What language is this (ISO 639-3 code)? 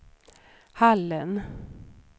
swe